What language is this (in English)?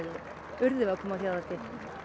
Icelandic